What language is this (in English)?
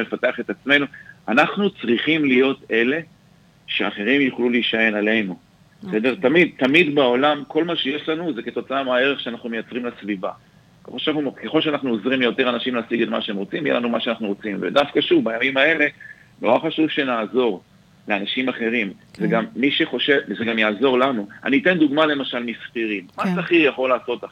Hebrew